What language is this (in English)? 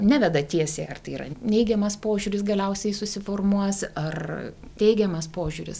Lithuanian